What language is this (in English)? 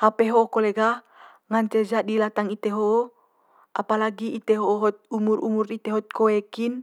Manggarai